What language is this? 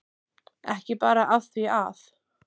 Icelandic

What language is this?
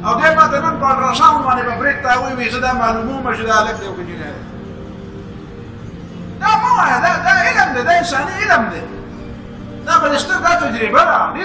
Arabic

